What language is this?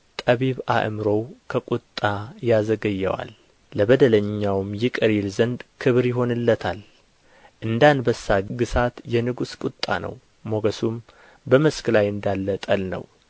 Amharic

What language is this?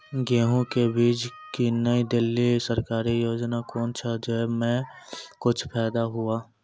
Maithili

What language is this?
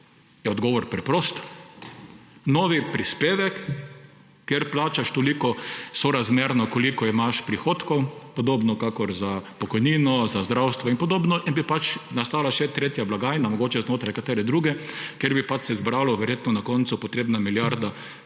Slovenian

